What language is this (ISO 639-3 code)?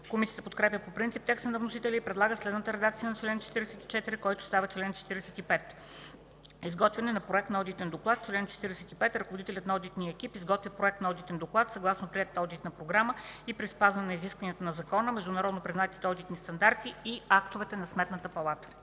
bul